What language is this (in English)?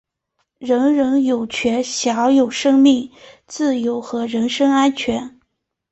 Chinese